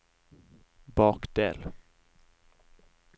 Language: Norwegian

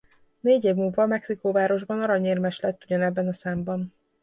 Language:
Hungarian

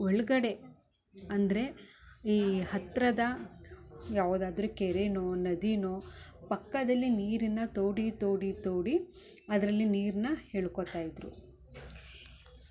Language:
Kannada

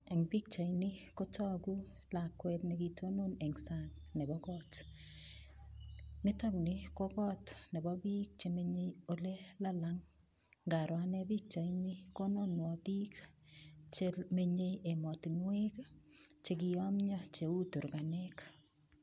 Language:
Kalenjin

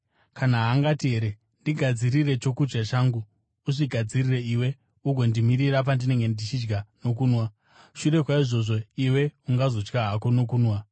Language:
Shona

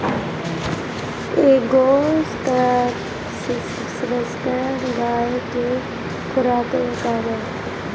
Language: Bhojpuri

